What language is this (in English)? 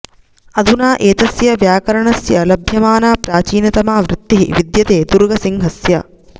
Sanskrit